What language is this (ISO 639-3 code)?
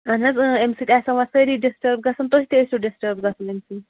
kas